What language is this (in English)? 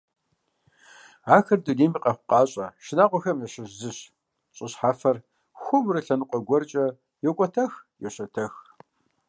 Kabardian